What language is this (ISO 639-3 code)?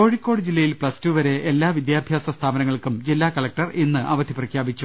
mal